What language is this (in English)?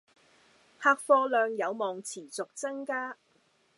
Cantonese